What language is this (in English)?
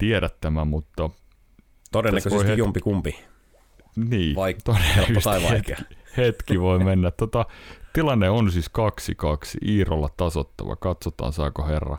Finnish